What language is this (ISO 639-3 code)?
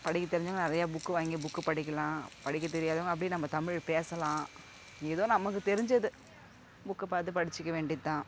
tam